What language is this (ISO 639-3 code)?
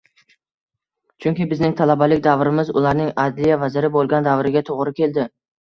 uzb